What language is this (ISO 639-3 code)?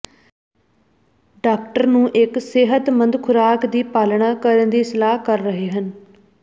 pan